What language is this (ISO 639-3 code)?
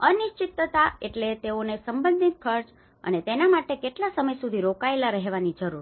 guj